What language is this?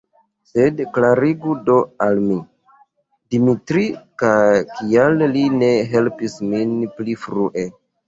Esperanto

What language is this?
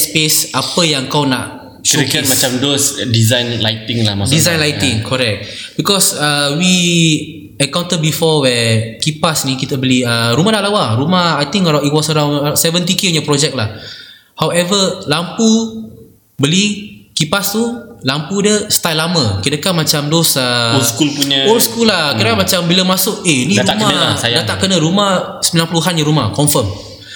Malay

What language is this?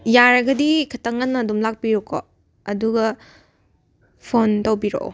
Manipuri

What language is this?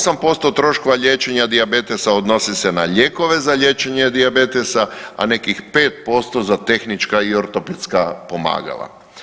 Croatian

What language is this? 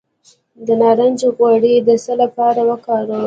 Pashto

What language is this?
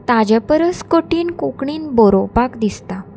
Konkani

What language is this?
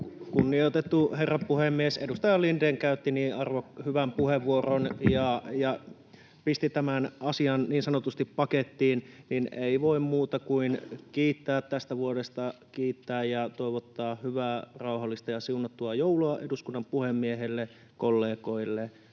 Finnish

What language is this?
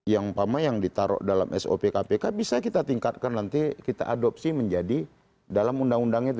Indonesian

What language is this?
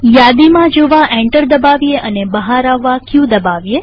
Gujarati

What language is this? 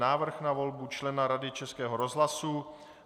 Czech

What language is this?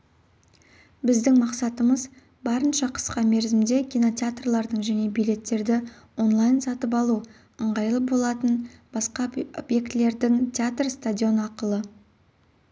Kazakh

